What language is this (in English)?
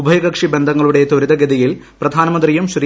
Malayalam